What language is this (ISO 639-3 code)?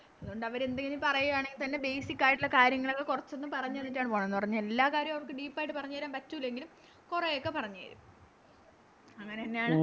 mal